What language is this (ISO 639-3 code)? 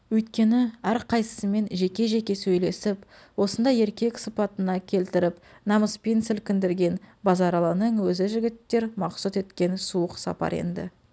kaz